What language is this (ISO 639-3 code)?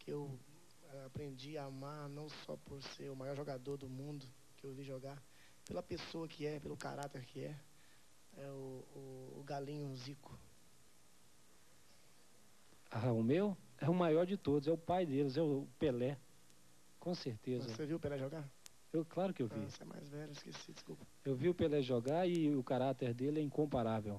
por